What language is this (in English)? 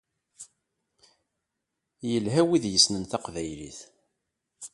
Kabyle